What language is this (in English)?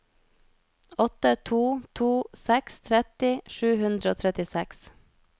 Norwegian